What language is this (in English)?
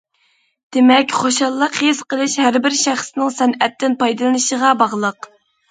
Uyghur